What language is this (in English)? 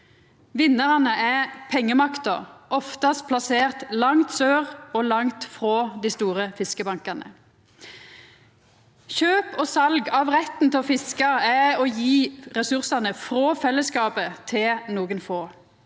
Norwegian